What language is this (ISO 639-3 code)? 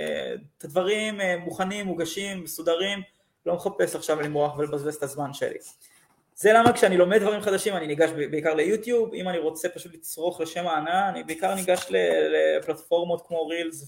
heb